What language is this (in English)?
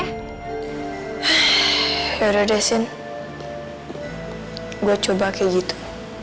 Indonesian